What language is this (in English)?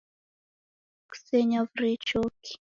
Taita